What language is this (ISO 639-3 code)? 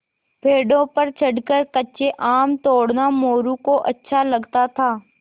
hin